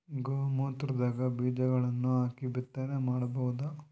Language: Kannada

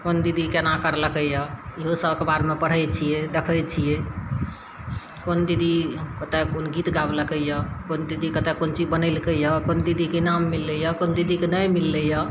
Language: Maithili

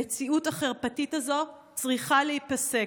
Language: Hebrew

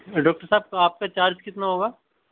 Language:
Urdu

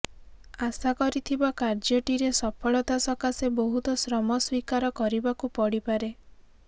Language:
Odia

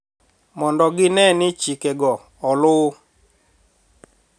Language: Luo (Kenya and Tanzania)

